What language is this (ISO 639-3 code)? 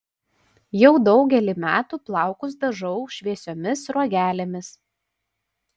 lit